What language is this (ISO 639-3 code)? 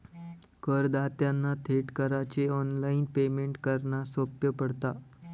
mar